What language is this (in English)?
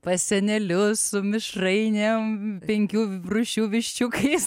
Lithuanian